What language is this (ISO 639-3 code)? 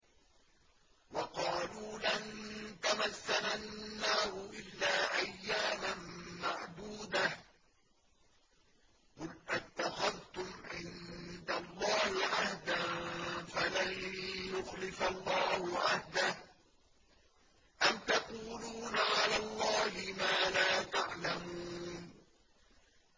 ara